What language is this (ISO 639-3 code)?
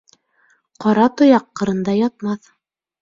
bak